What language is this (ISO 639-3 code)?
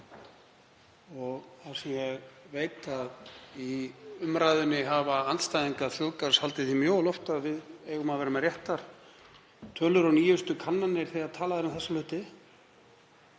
isl